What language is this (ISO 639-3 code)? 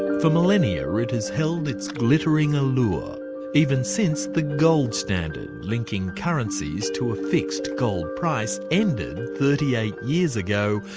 eng